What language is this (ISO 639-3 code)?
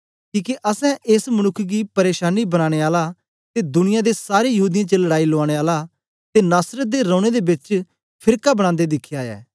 doi